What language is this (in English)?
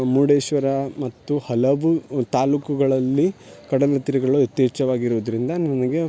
Kannada